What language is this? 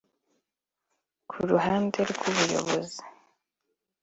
Kinyarwanda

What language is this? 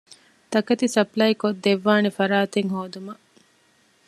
Divehi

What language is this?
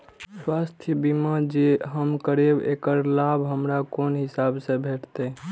Maithili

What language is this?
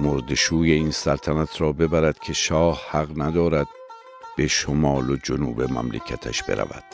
Persian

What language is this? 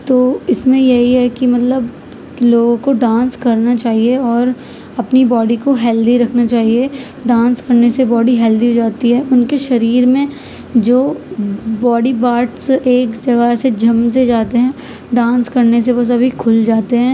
Urdu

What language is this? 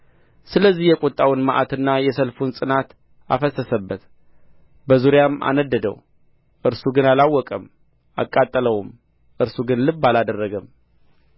Amharic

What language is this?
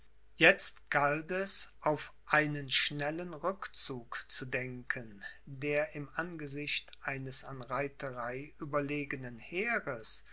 German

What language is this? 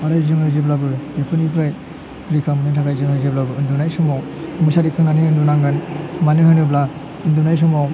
Bodo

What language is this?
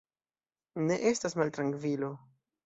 Esperanto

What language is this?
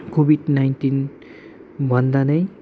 Nepali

